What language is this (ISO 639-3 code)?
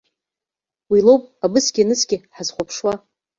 abk